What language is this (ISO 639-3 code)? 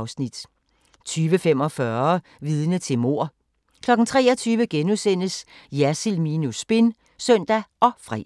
dan